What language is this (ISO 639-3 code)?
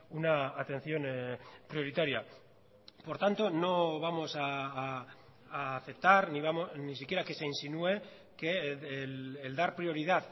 spa